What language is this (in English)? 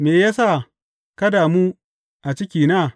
Hausa